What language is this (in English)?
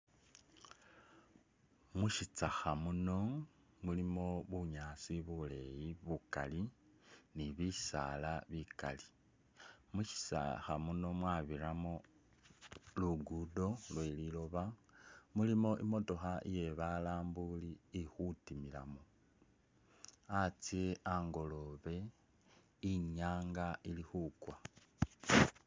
Masaaba